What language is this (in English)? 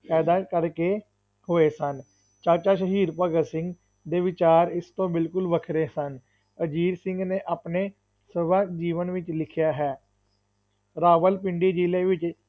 Punjabi